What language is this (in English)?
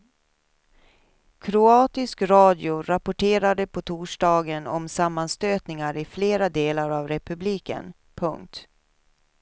Swedish